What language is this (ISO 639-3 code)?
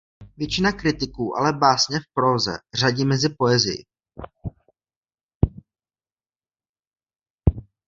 ces